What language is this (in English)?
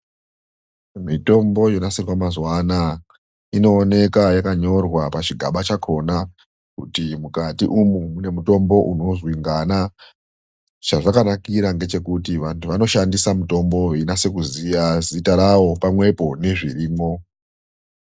Ndau